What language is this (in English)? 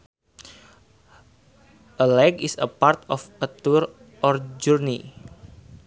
Sundanese